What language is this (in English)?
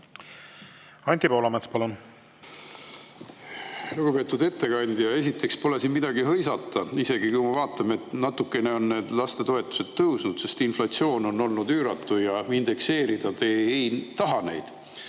Estonian